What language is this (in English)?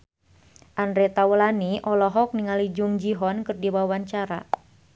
Sundanese